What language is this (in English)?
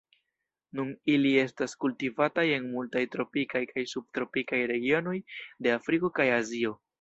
Esperanto